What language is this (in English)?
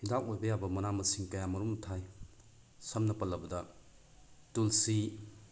Manipuri